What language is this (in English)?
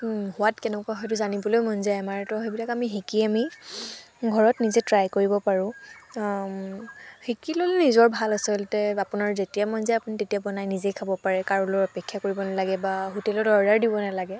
Assamese